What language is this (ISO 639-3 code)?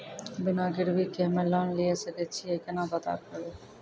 mai